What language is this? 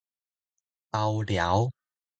Min Nan Chinese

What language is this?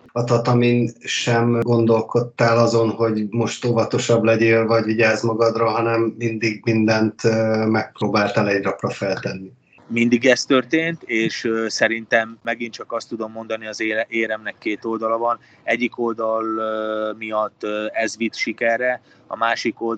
Hungarian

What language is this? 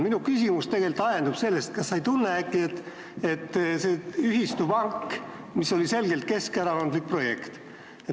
Estonian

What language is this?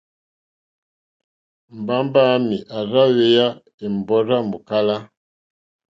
Mokpwe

